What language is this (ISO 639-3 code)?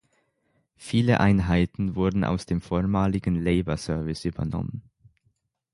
deu